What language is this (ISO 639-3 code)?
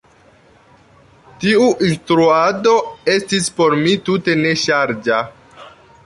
epo